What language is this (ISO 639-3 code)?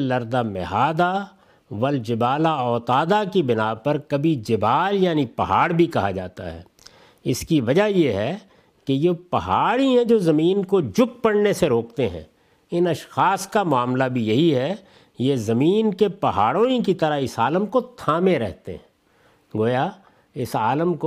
urd